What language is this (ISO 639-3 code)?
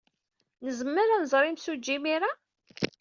kab